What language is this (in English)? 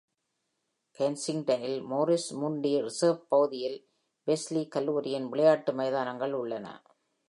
Tamil